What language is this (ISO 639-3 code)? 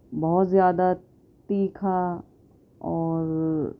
urd